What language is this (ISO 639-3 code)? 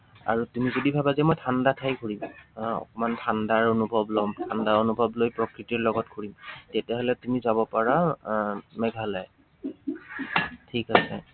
asm